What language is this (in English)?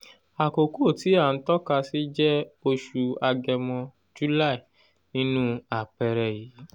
Yoruba